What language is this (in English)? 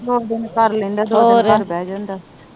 Punjabi